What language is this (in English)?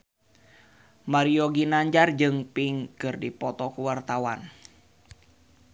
Sundanese